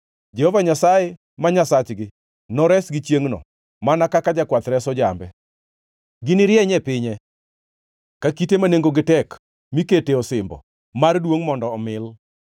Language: Luo (Kenya and Tanzania)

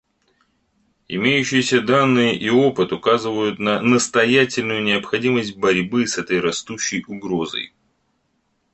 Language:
Russian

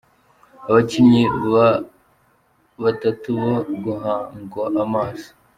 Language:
Kinyarwanda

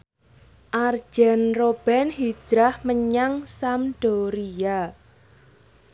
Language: Javanese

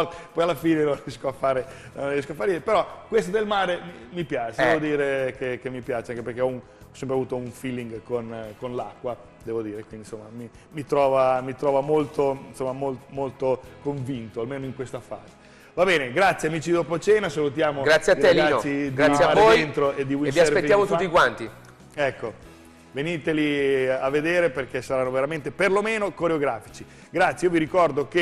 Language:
Italian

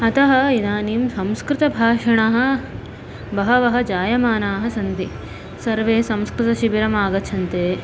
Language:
Sanskrit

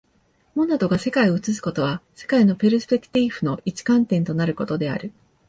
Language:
Japanese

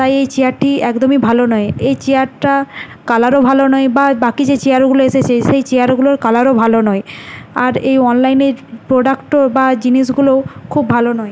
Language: Bangla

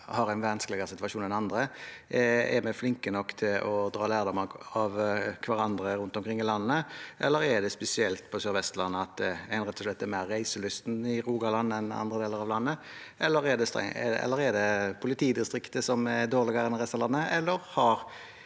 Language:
Norwegian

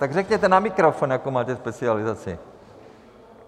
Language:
Czech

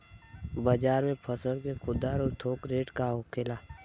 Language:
Bhojpuri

